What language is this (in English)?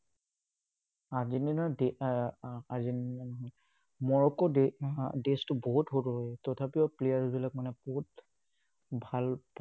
Assamese